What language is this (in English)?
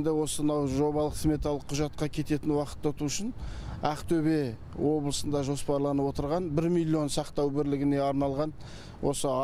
Turkish